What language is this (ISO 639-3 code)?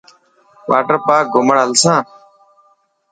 mki